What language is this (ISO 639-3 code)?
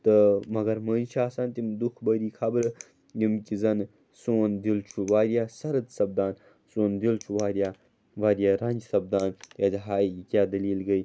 kas